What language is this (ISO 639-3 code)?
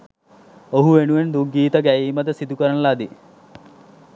sin